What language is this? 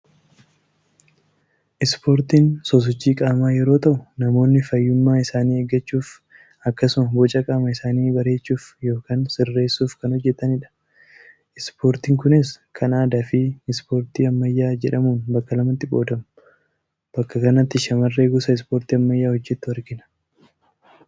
Oromo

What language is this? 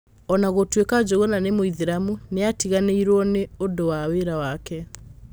Kikuyu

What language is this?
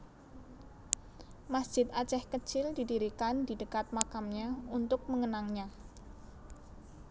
Javanese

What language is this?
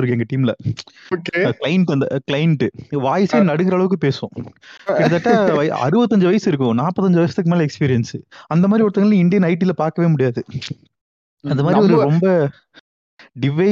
Tamil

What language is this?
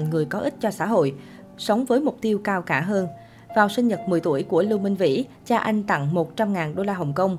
Vietnamese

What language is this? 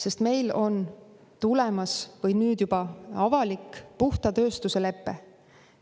Estonian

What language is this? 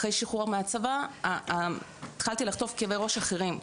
Hebrew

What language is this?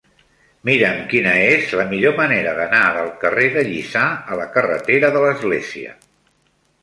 Catalan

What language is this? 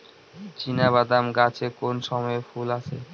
Bangla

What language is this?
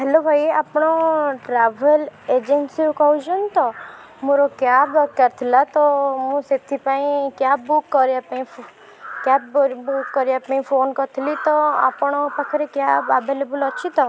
Odia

